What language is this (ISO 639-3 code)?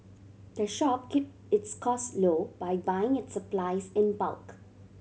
eng